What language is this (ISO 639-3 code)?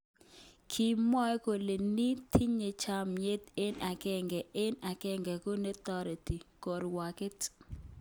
kln